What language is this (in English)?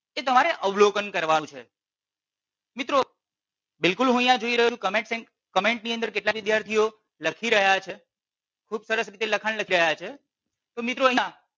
Gujarati